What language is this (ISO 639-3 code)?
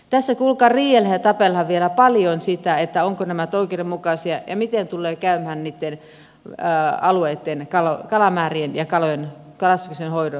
fin